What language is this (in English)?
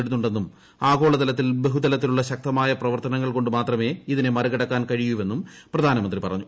Malayalam